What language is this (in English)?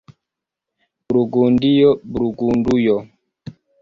Esperanto